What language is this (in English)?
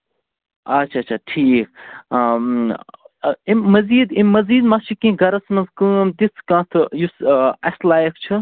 Kashmiri